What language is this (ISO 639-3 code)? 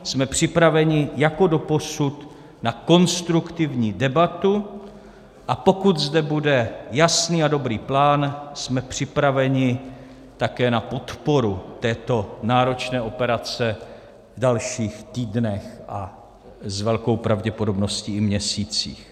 ces